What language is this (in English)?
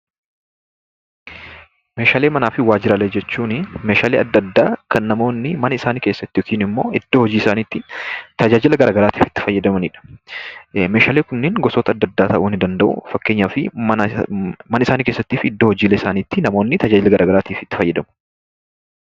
Oromo